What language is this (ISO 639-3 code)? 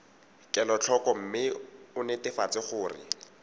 tsn